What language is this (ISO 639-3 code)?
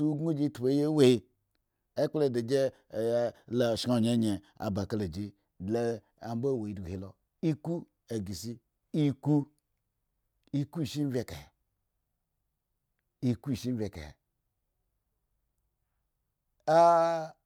ego